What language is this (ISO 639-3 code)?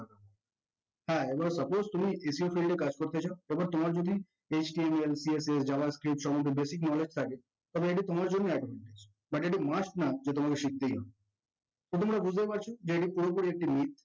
ben